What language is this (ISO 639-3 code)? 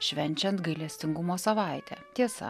lit